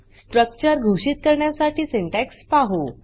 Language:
Marathi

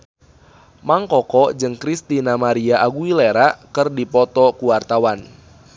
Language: Sundanese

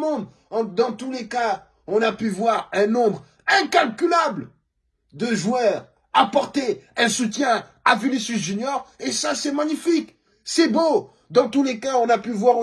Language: French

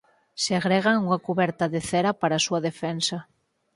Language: Galician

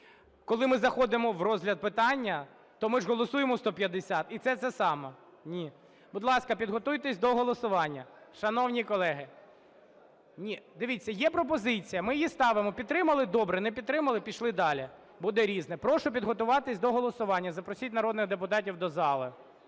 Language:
Ukrainian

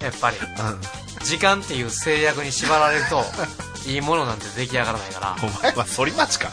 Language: Japanese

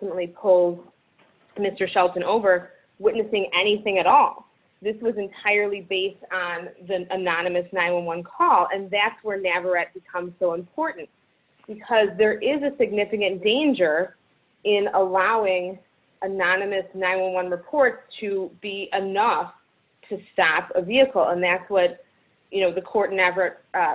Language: English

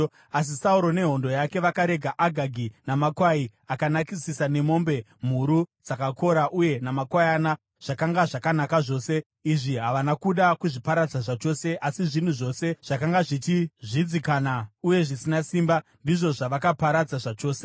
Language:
Shona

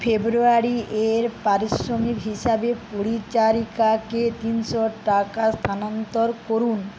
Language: Bangla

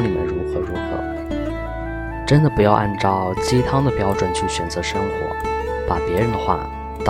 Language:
Chinese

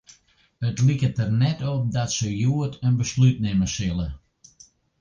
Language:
Western Frisian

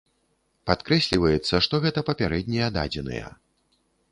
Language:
Belarusian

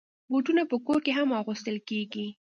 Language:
Pashto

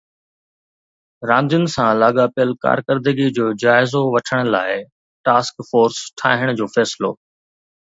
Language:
Sindhi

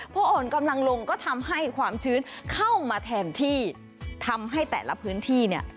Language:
Thai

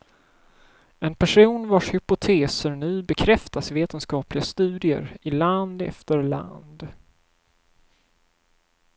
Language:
Swedish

